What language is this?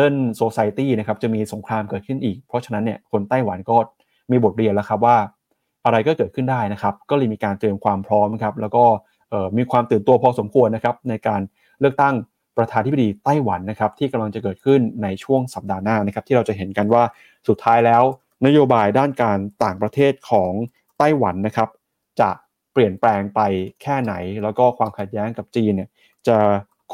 Thai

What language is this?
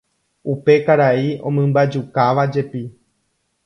Guarani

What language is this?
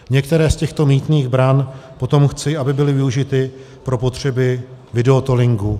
Czech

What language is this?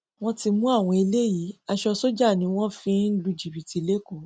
Yoruba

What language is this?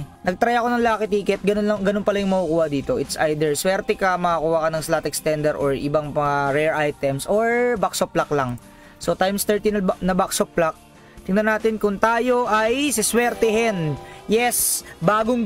Filipino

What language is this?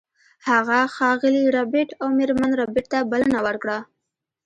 Pashto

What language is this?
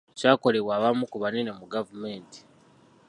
Ganda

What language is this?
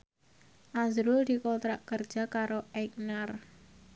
Javanese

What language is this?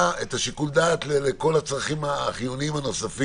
Hebrew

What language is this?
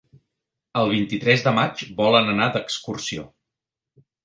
Catalan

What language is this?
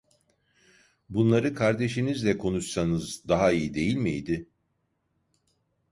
Turkish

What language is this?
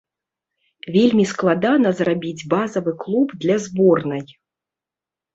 Belarusian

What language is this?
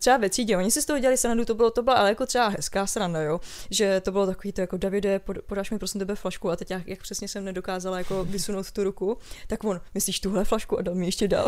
Czech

